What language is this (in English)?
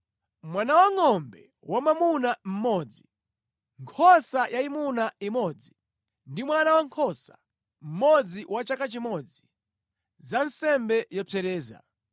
Nyanja